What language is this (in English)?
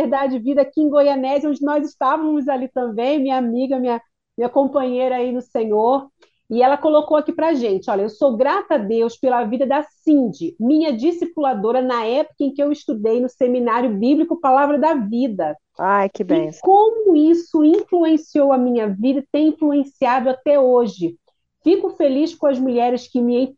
Portuguese